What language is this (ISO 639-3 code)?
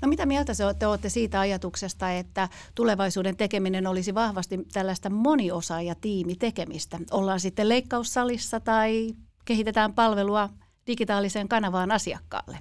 fin